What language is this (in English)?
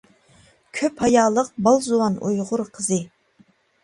Uyghur